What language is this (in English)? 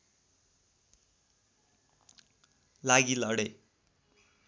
Nepali